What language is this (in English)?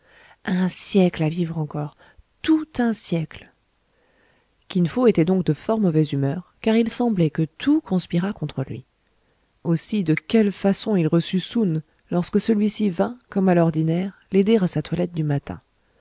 French